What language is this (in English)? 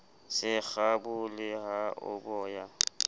Southern Sotho